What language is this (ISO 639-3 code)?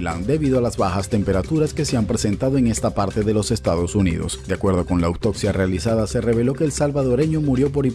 spa